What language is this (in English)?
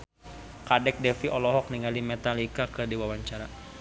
Sundanese